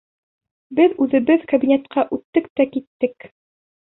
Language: Bashkir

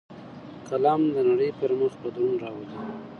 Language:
Pashto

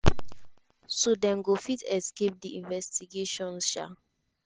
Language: Nigerian Pidgin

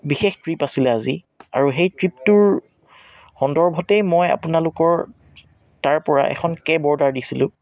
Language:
Assamese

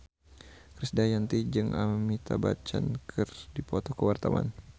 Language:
Sundanese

